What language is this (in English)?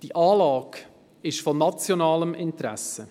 Swiss German